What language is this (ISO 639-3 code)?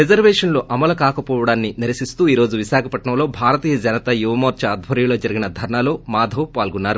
tel